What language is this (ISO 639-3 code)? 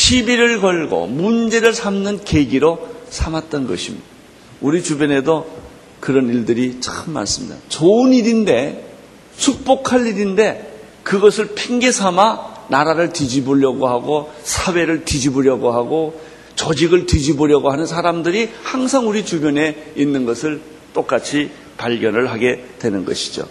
kor